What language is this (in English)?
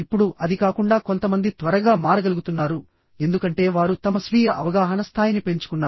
Telugu